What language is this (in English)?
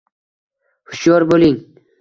Uzbek